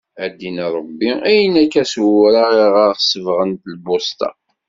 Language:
Kabyle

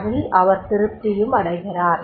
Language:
Tamil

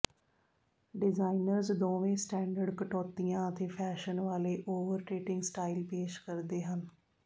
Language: Punjabi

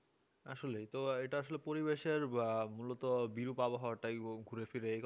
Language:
Bangla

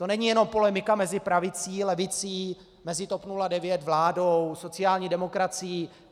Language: Czech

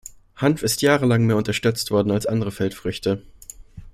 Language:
German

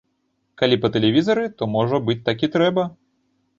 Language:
Belarusian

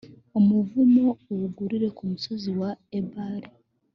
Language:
Kinyarwanda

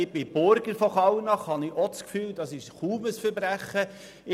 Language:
Swiss German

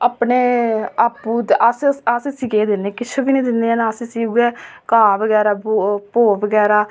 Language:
Dogri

